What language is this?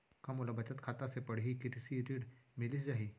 Chhattisgarhi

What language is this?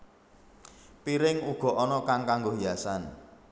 Javanese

